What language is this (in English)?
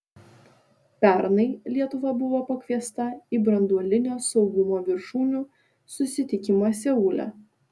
Lithuanian